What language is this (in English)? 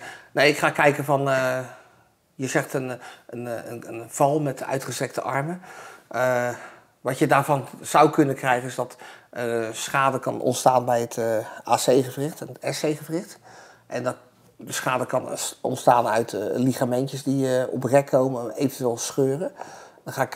Dutch